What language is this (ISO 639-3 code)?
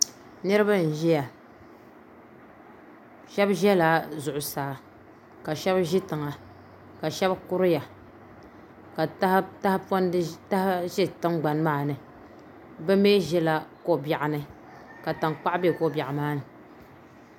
dag